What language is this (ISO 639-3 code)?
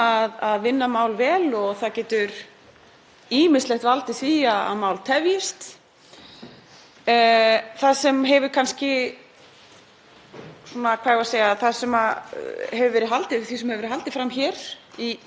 isl